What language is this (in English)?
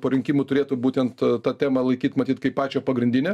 Lithuanian